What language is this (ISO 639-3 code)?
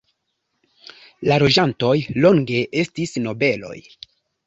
epo